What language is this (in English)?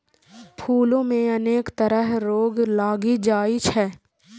Maithili